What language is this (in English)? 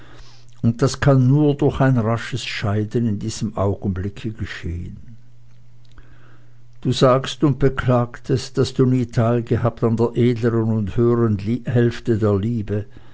German